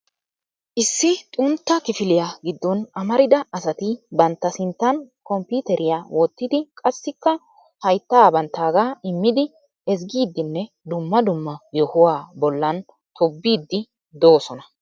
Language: Wolaytta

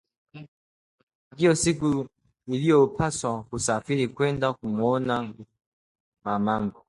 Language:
Swahili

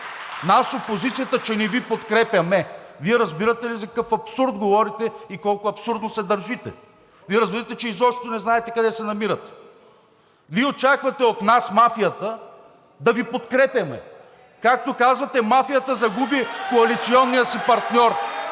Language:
Bulgarian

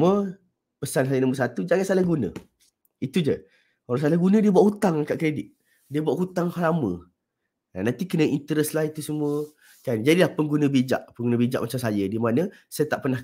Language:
Malay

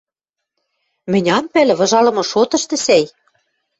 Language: Western Mari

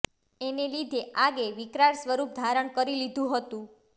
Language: Gujarati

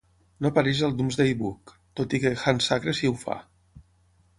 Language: Catalan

